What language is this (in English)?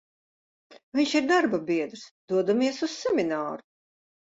Latvian